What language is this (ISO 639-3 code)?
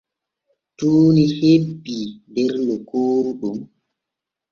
fue